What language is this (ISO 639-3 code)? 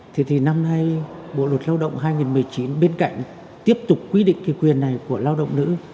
vie